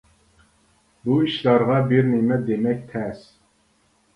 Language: Uyghur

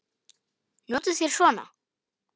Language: Icelandic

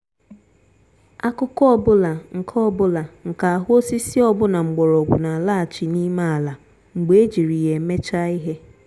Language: Igbo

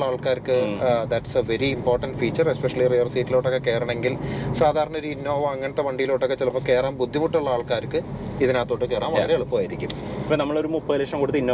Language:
Malayalam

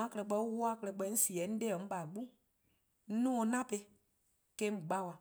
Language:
Eastern Krahn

